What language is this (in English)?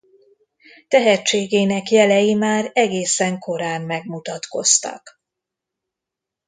Hungarian